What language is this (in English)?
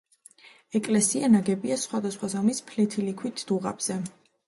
Georgian